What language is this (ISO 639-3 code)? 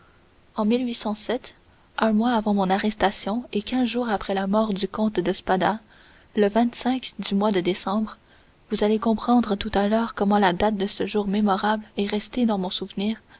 fra